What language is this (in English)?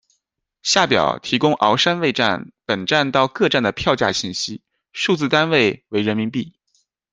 Chinese